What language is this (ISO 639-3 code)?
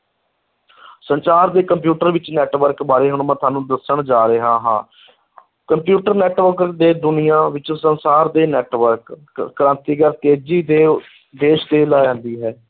pan